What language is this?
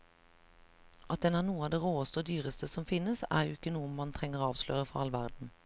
Norwegian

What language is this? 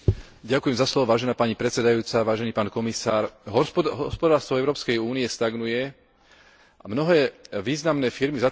Slovak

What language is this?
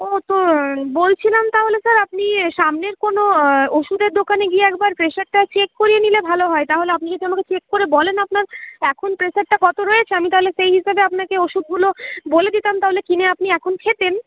Bangla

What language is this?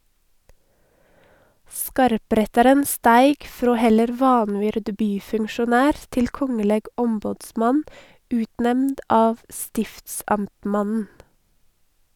Norwegian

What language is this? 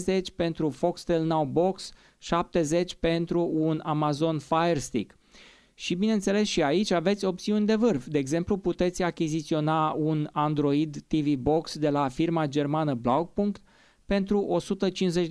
Romanian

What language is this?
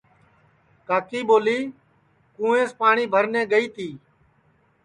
Sansi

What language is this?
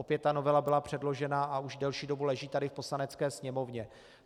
Czech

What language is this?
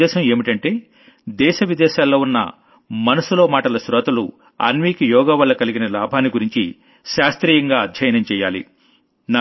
Telugu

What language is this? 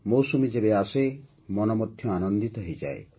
Odia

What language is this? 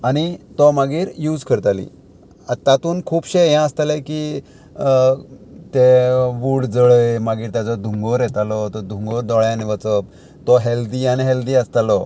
Konkani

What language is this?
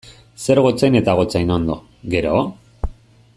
Basque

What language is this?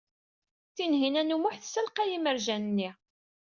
Kabyle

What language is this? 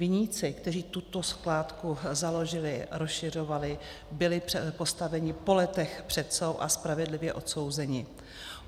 Czech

